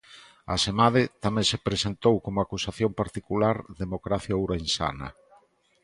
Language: Galician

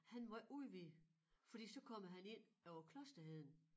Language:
Danish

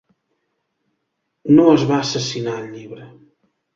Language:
Catalan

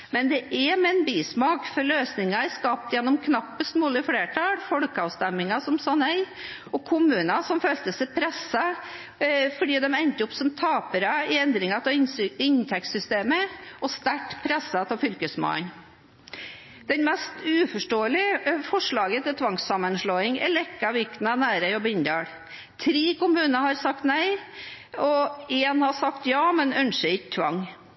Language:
Norwegian Bokmål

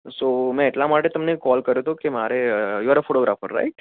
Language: Gujarati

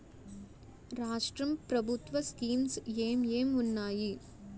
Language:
Telugu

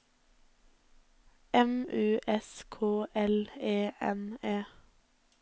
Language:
Norwegian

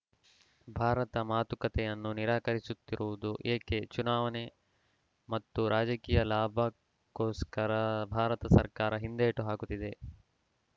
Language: Kannada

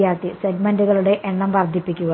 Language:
Malayalam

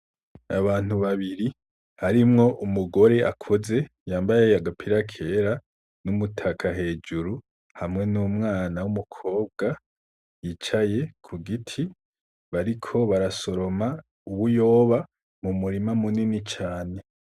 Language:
Rundi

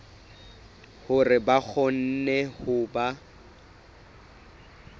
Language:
Southern Sotho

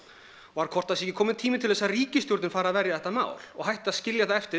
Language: Icelandic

